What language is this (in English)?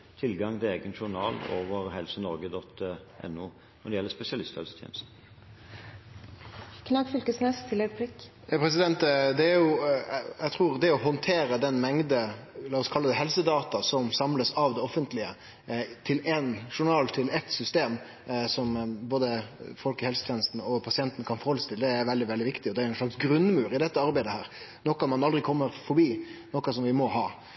Norwegian